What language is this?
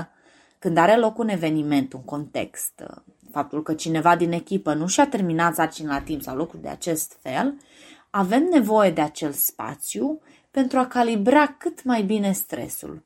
Romanian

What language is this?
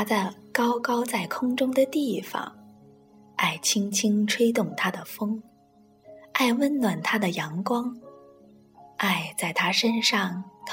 Chinese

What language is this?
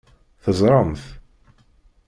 Kabyle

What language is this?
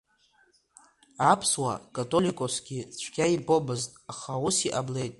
Abkhazian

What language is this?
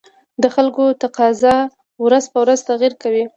Pashto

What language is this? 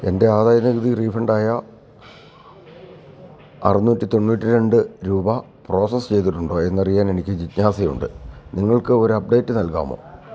Malayalam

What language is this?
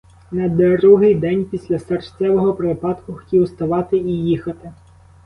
Ukrainian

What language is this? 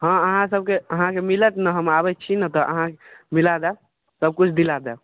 Maithili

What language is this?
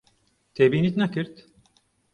Central Kurdish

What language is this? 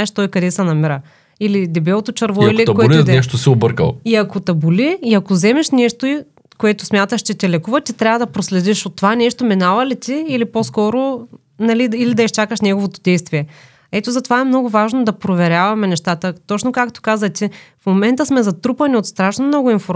Bulgarian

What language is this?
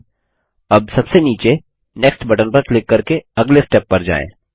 Hindi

